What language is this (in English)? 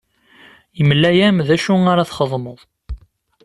Kabyle